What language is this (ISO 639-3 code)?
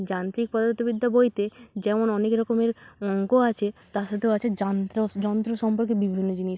ben